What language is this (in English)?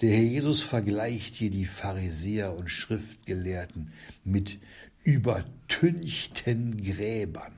German